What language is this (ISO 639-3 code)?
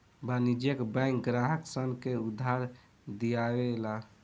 bho